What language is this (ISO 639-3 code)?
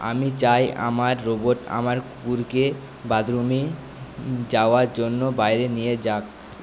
ben